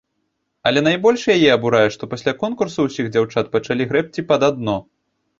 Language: Belarusian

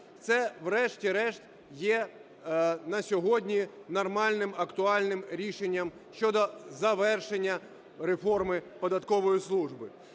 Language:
Ukrainian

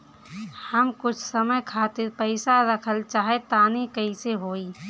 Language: Bhojpuri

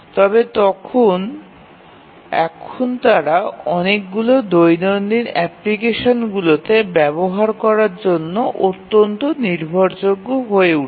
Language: Bangla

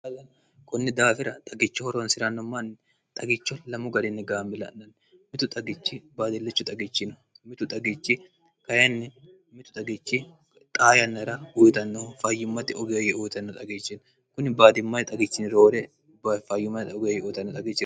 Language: Sidamo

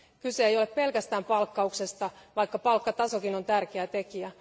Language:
Finnish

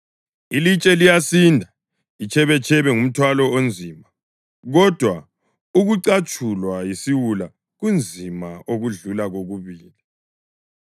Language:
North Ndebele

